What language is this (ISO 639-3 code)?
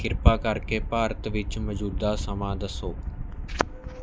pan